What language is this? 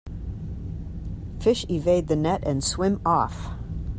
English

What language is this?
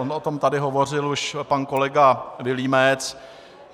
Czech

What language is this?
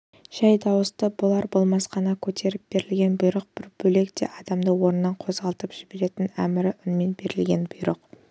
Kazakh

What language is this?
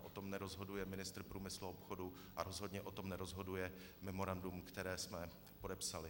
Czech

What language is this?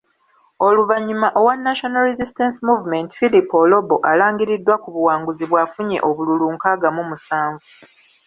Ganda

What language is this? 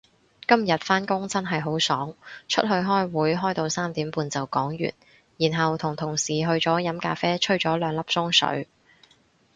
Cantonese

